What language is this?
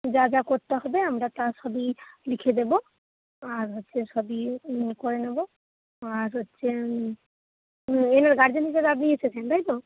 Bangla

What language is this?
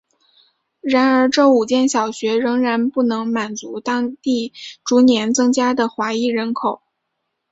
Chinese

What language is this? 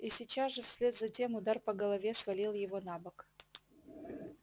Russian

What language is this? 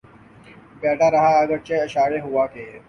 Urdu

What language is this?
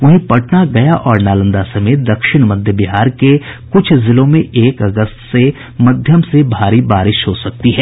Hindi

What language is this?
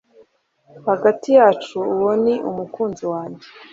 Kinyarwanda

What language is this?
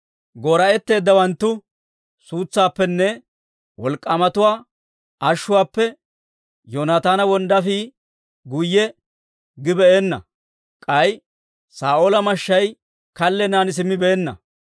Dawro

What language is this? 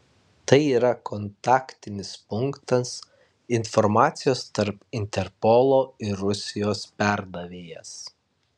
Lithuanian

